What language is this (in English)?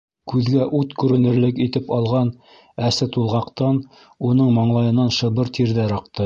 Bashkir